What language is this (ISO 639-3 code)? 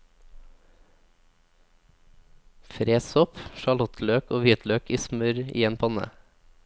nor